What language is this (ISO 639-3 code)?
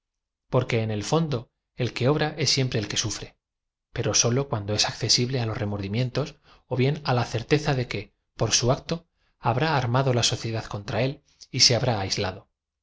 spa